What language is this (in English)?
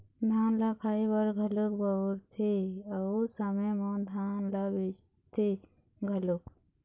Chhattisgarhi